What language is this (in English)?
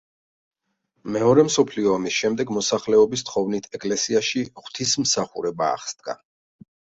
Georgian